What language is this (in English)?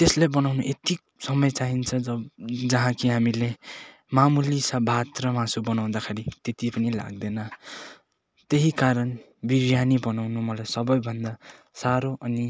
Nepali